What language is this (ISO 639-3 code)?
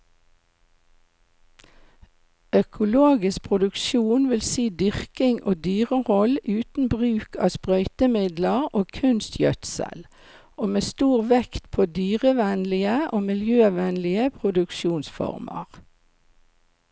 nor